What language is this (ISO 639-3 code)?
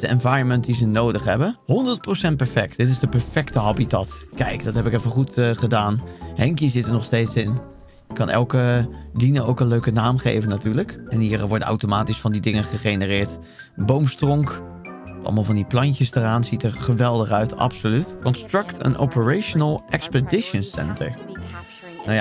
nld